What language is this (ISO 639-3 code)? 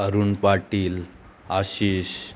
kok